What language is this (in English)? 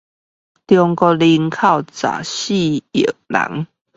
Chinese